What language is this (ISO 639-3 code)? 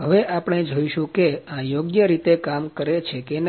guj